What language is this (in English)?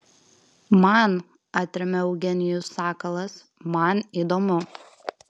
Lithuanian